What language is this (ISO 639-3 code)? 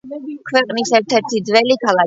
kat